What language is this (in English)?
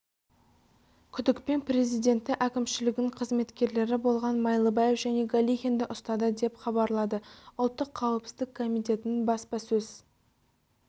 Kazakh